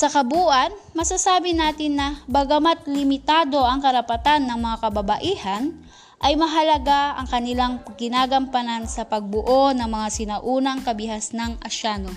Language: Filipino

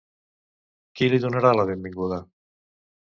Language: Catalan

